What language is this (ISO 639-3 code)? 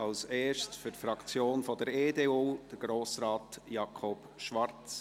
gsw